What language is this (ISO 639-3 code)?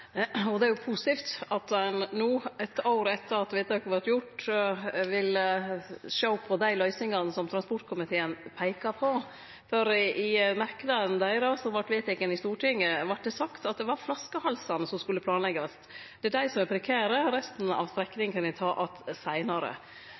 nno